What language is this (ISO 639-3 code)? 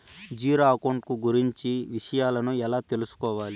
tel